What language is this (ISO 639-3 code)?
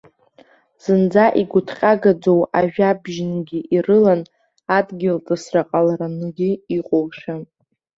abk